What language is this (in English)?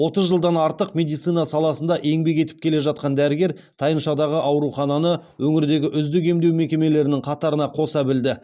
Kazakh